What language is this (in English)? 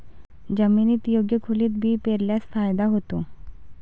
Marathi